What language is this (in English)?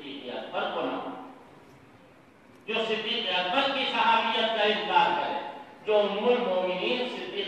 Arabic